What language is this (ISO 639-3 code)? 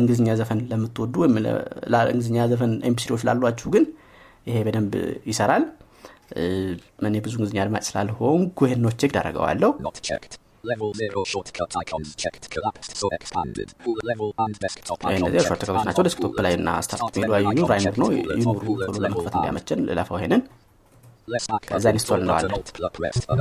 amh